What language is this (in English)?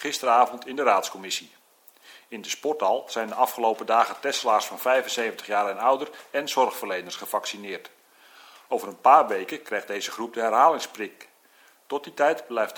Dutch